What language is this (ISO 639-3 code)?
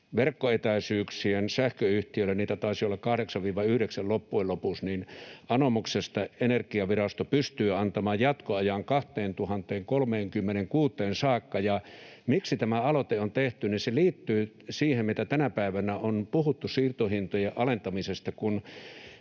fin